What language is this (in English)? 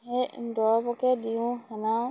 Assamese